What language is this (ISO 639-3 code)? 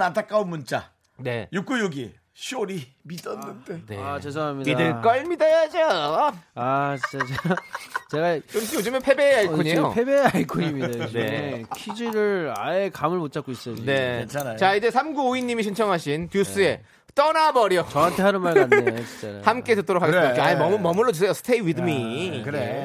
kor